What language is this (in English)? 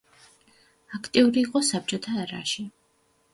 Georgian